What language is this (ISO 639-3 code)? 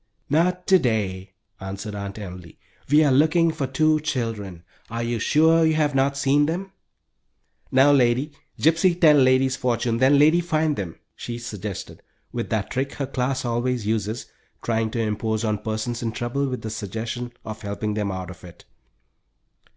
eng